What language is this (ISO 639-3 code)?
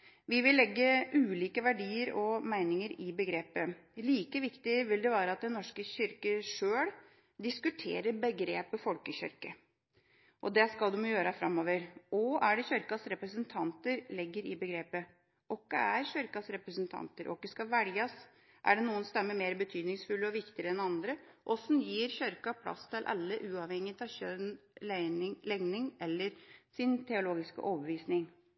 nob